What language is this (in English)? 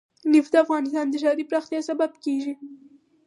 Pashto